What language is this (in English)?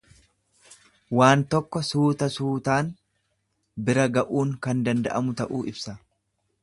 Oromo